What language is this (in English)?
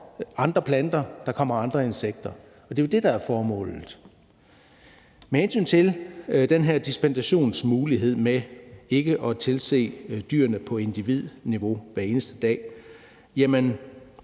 Danish